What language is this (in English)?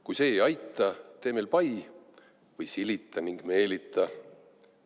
Estonian